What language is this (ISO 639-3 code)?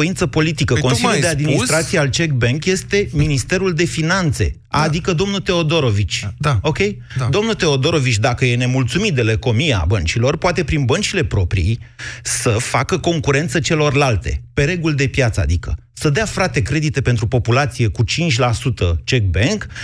ron